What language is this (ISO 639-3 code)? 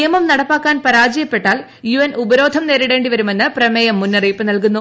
mal